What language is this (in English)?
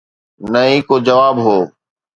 Sindhi